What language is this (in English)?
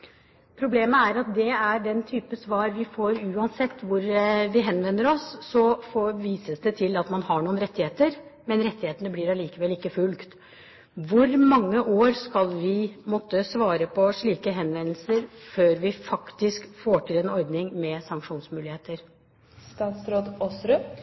Norwegian Bokmål